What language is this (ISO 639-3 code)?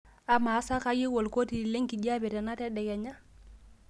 mas